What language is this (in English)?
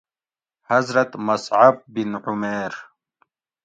Gawri